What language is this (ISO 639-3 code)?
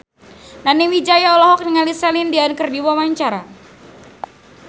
sun